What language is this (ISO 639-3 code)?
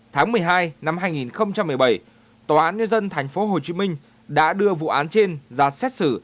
vie